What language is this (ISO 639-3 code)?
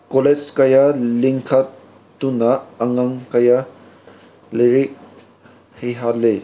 mni